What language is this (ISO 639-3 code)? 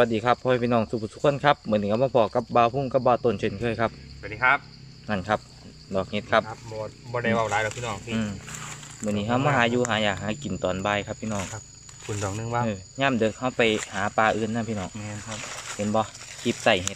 tha